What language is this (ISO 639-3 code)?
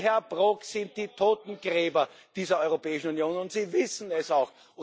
deu